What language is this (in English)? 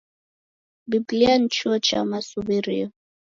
Taita